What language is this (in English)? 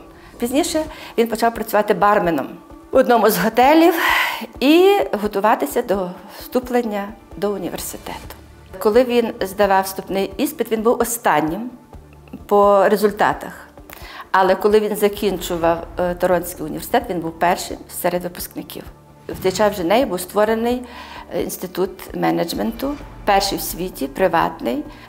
Ukrainian